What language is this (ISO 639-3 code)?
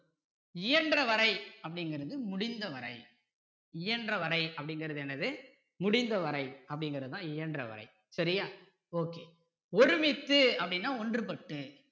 tam